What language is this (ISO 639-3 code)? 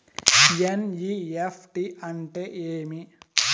tel